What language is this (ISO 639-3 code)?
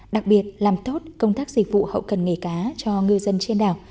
vie